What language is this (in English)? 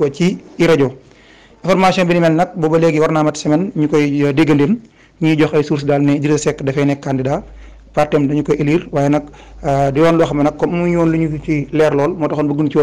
Arabic